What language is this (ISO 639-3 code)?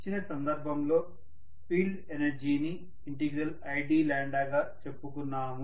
tel